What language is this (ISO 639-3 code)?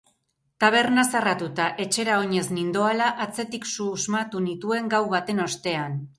eus